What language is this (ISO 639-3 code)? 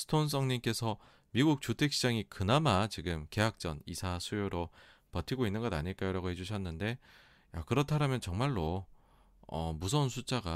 kor